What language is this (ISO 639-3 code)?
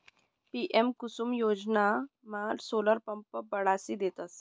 mar